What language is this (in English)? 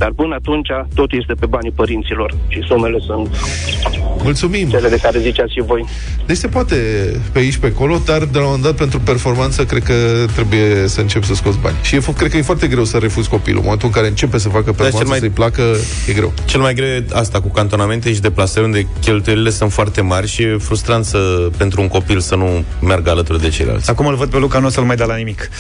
Romanian